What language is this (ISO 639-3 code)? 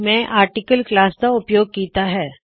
pan